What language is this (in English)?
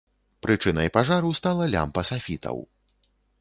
Belarusian